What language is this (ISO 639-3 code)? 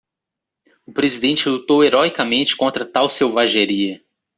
por